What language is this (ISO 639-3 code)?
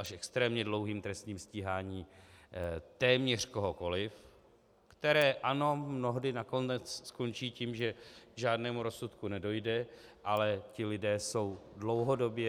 ces